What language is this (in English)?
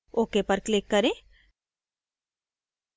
Hindi